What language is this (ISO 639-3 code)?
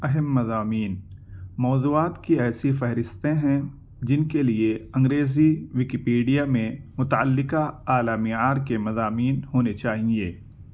urd